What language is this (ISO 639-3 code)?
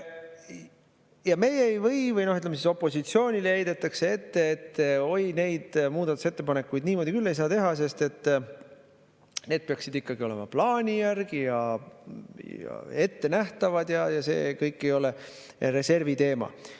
est